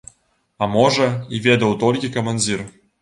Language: Belarusian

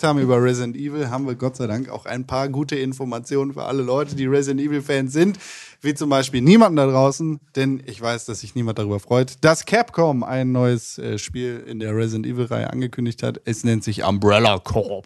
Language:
German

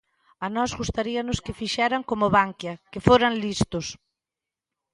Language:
Galician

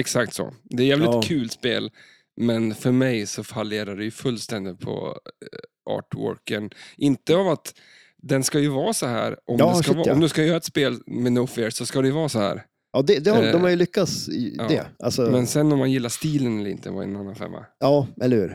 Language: Swedish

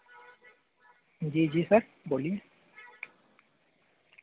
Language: Dogri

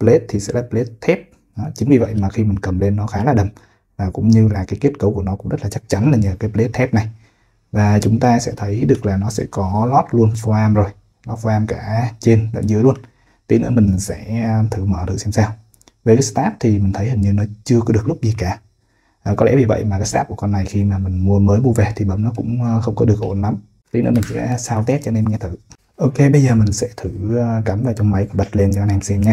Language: Vietnamese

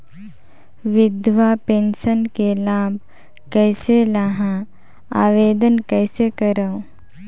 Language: Chhattisgarhi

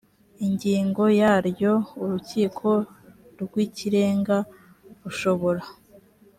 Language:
Kinyarwanda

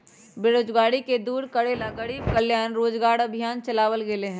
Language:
Magahi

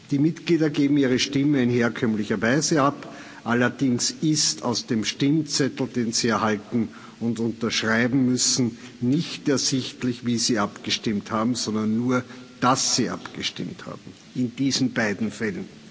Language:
German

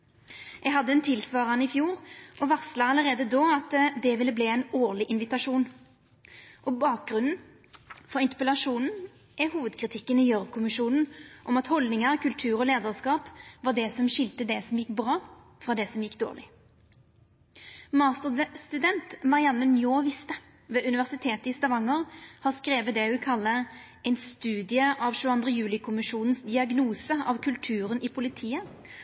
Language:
Norwegian Nynorsk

